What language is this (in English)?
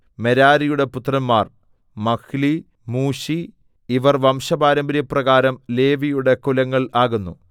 Malayalam